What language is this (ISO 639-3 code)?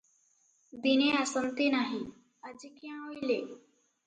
ori